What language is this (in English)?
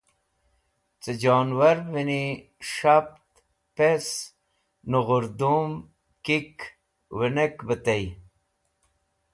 Wakhi